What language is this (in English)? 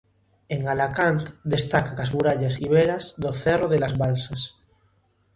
Galician